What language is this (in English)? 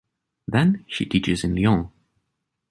English